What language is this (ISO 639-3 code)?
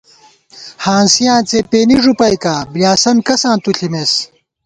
gwt